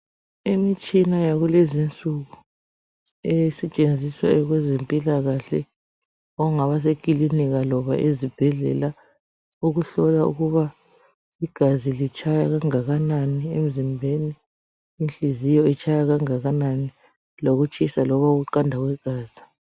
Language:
North Ndebele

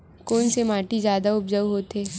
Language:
Chhattisgarhi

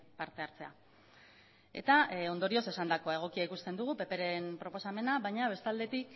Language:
Basque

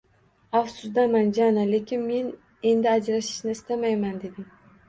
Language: Uzbek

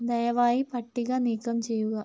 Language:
Malayalam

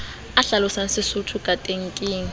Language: Southern Sotho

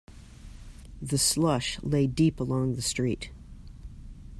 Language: English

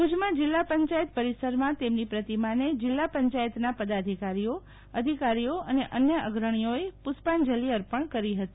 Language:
Gujarati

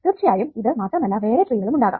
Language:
Malayalam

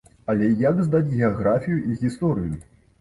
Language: Belarusian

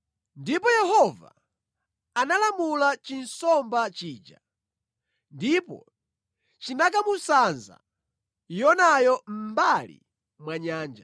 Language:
Nyanja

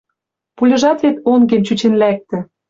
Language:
Western Mari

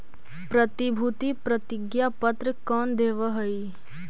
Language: Magahi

